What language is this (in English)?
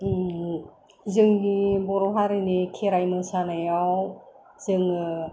Bodo